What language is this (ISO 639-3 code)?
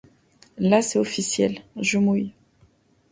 fra